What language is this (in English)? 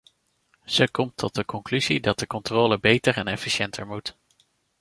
Dutch